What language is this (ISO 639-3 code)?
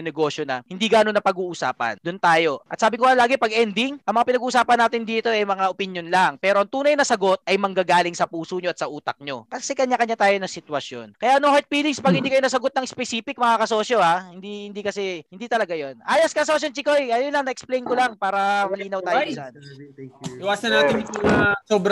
fil